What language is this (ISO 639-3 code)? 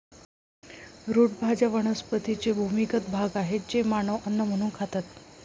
mar